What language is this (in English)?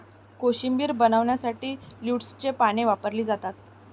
Marathi